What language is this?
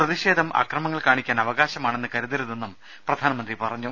Malayalam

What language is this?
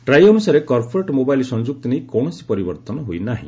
Odia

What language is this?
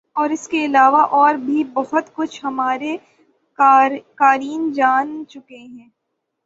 Urdu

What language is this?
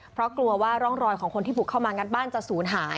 Thai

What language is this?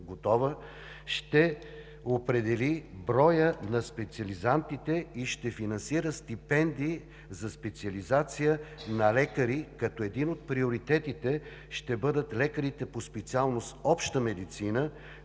Bulgarian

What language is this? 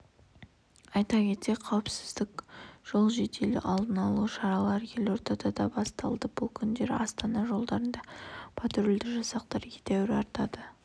Kazakh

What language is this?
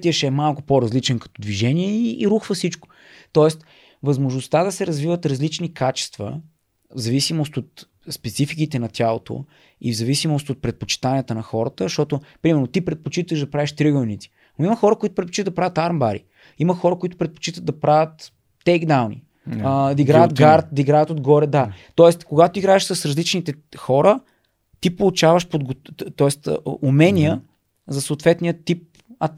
Bulgarian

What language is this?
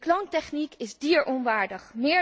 Dutch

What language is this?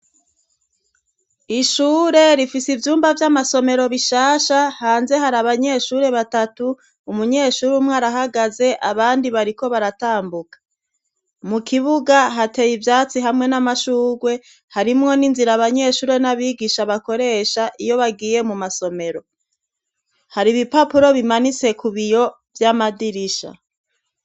Rundi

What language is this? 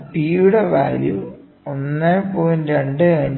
Malayalam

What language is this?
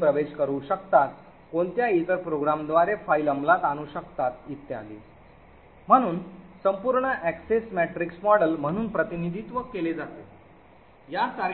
Marathi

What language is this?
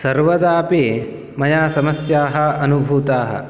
Sanskrit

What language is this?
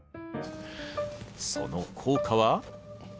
Japanese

